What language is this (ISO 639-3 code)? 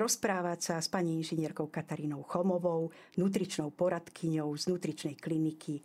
slk